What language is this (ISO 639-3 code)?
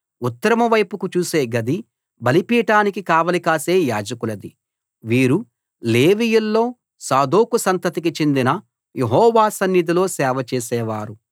tel